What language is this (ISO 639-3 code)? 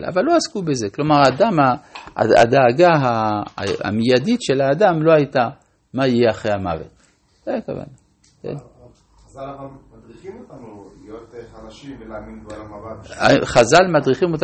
heb